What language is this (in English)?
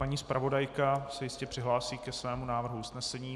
Czech